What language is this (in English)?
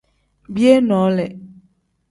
Tem